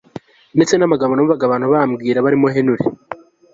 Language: Kinyarwanda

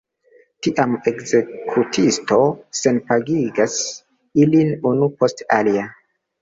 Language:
Esperanto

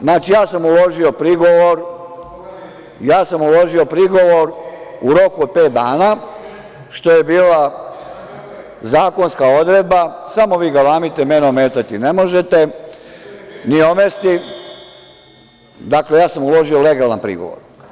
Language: Serbian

